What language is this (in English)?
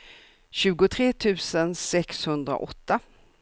Swedish